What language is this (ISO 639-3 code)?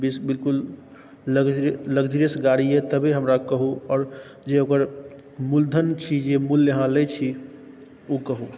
mai